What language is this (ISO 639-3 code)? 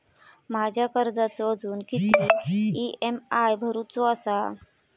mar